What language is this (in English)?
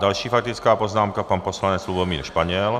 Czech